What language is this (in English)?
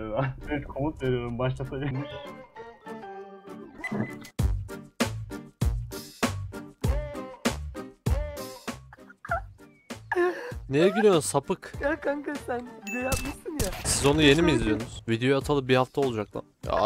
Turkish